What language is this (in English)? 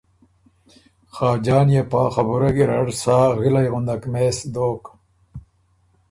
Ormuri